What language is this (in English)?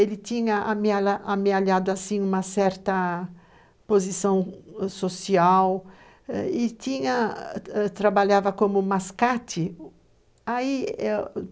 Portuguese